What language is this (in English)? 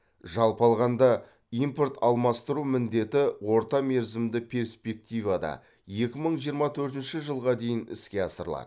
Kazakh